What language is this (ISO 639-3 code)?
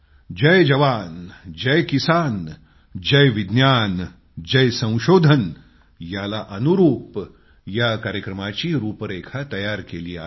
mar